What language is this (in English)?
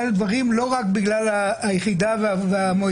Hebrew